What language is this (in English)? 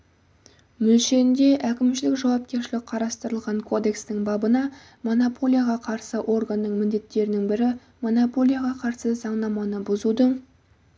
Kazakh